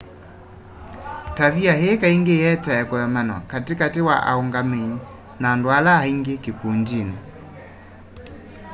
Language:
Kamba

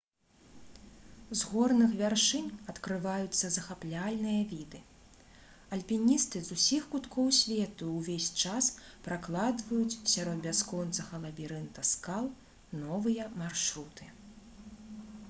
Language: Belarusian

